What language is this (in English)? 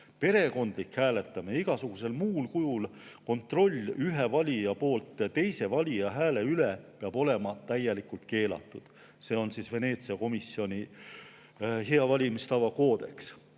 Estonian